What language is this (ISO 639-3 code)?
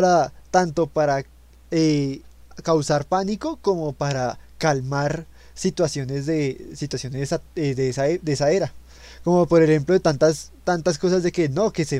spa